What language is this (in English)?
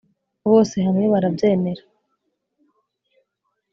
Kinyarwanda